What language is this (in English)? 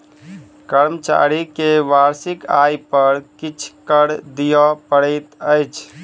Maithili